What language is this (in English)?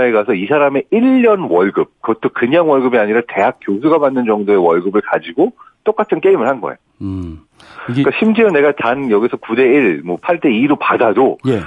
Korean